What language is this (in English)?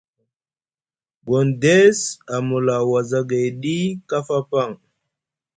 Musgu